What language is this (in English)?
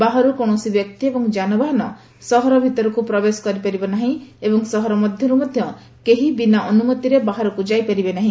Odia